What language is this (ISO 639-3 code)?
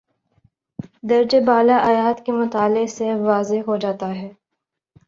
urd